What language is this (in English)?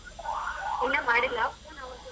Kannada